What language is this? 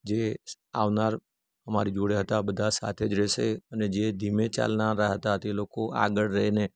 Gujarati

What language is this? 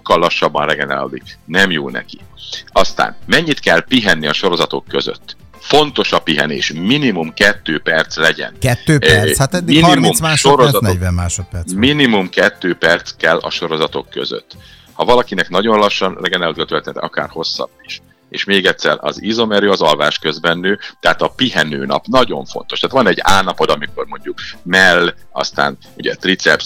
Hungarian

